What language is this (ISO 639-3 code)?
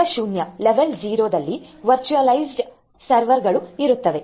kan